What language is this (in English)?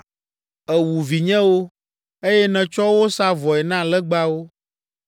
Ewe